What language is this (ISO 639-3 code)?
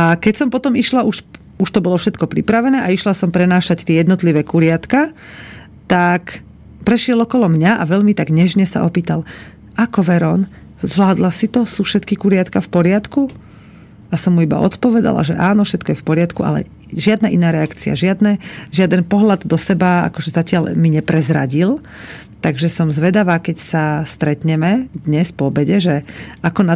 slk